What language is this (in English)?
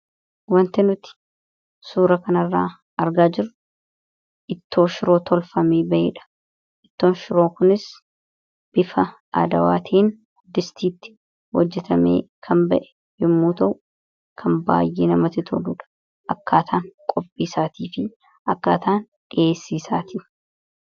Oromo